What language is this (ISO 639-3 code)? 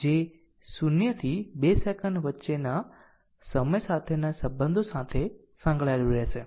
guj